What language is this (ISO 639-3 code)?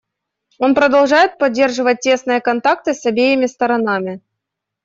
rus